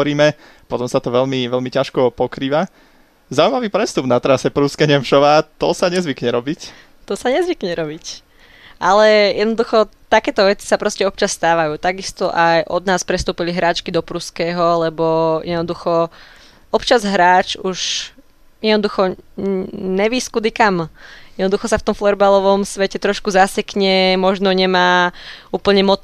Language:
Slovak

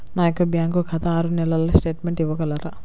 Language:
Telugu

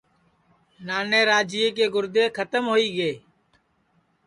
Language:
Sansi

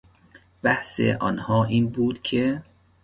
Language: Persian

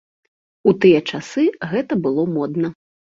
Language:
Belarusian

